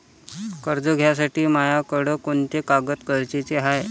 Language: Marathi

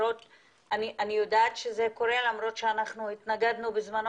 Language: Hebrew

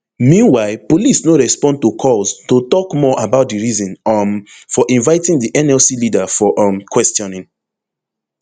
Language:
Nigerian Pidgin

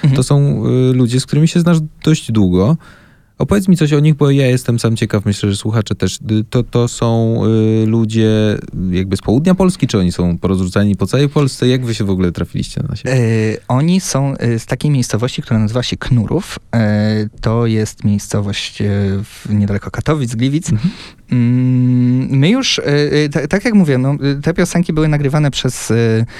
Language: Polish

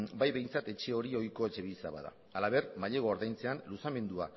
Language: Basque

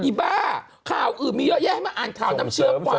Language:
Thai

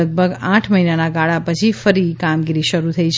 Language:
Gujarati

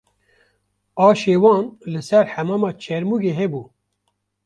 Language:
Kurdish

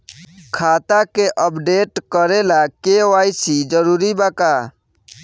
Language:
Bhojpuri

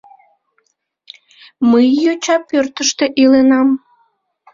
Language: Mari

